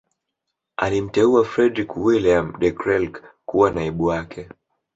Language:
Swahili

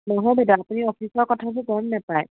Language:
Assamese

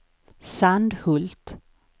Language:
Swedish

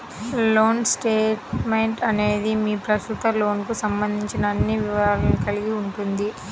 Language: Telugu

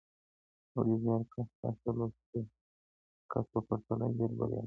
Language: Pashto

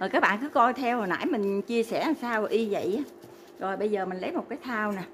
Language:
Vietnamese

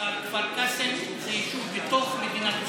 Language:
Hebrew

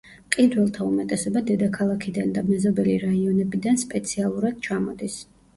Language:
Georgian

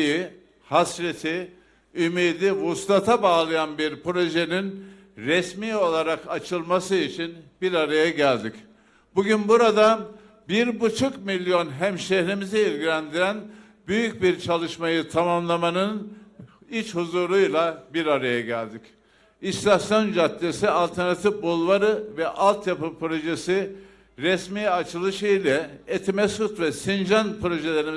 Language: Turkish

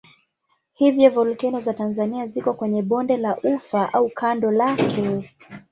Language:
Swahili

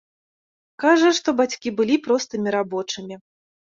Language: Belarusian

